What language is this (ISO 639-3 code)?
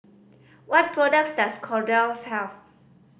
eng